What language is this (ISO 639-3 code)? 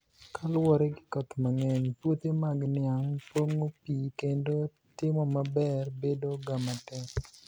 luo